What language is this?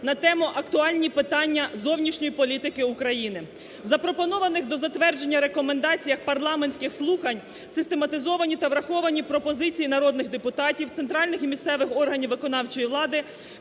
Ukrainian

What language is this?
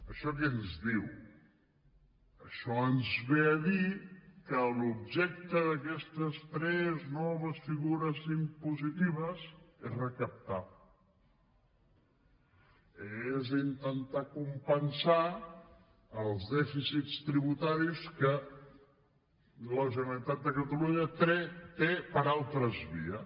Catalan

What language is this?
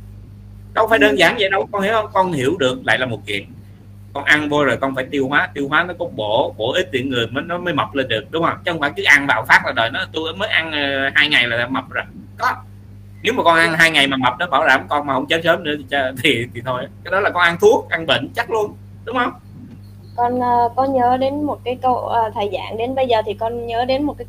Vietnamese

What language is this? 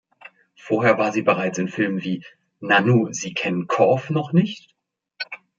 German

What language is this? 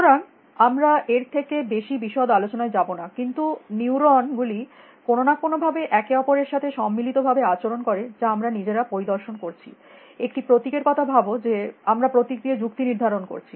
Bangla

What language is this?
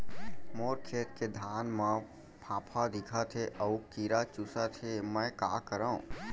Chhattisgarhi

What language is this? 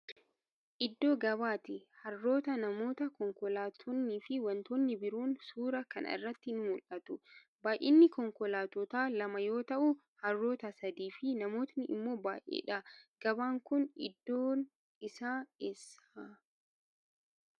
Oromo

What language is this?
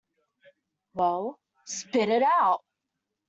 English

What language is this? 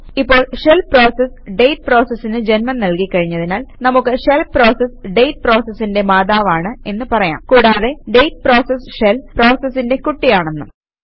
Malayalam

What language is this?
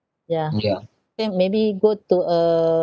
English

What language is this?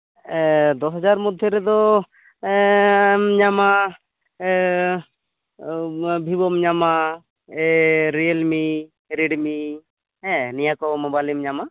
Santali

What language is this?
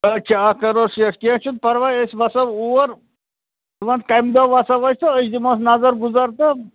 Kashmiri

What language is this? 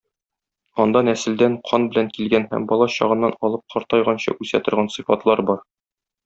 Tatar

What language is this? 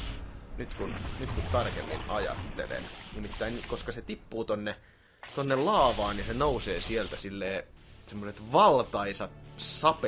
Finnish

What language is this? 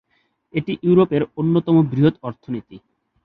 Bangla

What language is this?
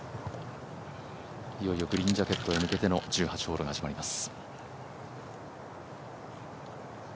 Japanese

